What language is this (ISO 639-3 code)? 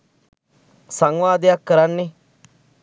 sin